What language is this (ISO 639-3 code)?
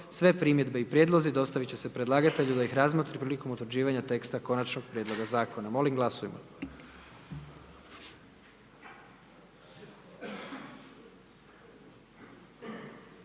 hrv